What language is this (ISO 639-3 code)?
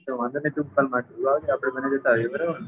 guj